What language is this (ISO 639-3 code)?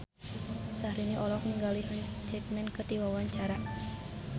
sun